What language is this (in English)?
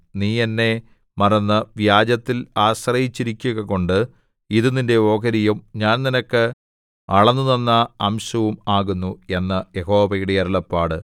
Malayalam